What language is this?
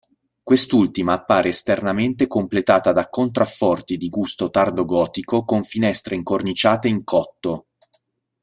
Italian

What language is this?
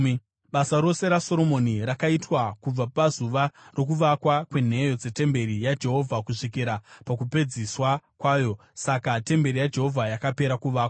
Shona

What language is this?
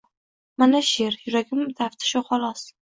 Uzbek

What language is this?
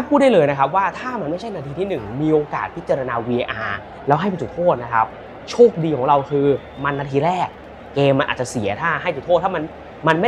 Thai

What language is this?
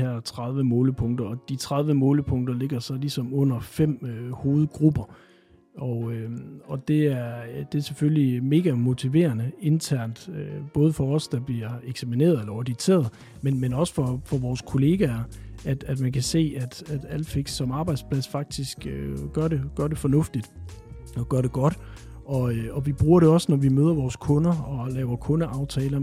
Danish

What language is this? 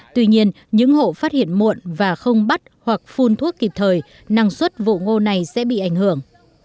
Vietnamese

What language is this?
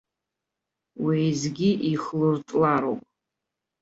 Abkhazian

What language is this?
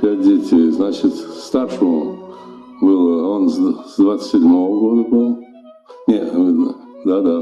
Russian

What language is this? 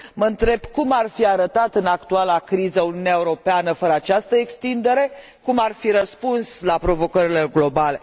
Romanian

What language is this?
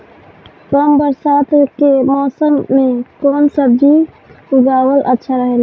Bhojpuri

